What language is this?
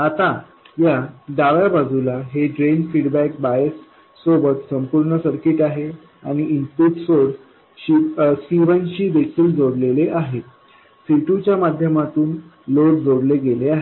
Marathi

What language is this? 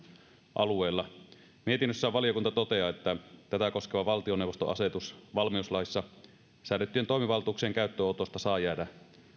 Finnish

